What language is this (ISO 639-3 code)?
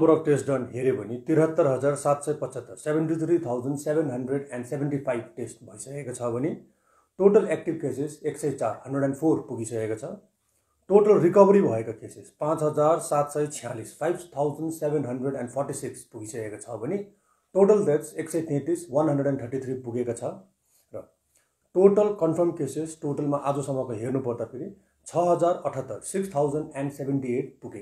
hin